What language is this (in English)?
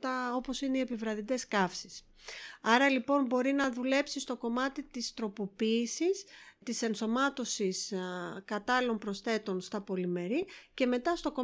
Greek